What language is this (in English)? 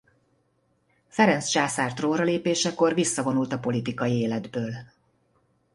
Hungarian